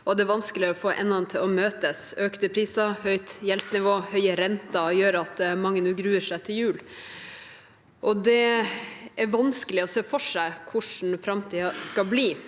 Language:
Norwegian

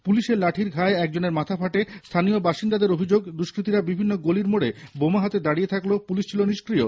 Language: Bangla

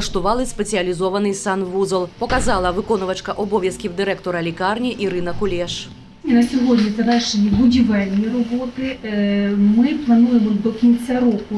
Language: Ukrainian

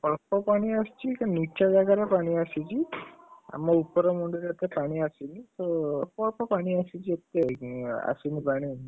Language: Odia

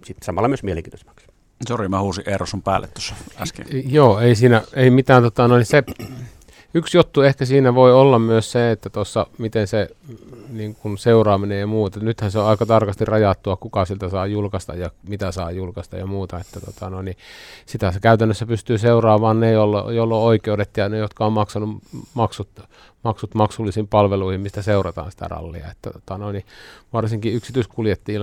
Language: Finnish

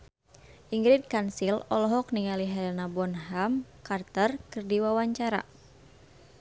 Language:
Sundanese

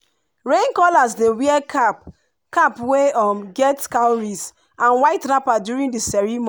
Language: Nigerian Pidgin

